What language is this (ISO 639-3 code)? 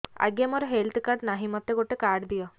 ori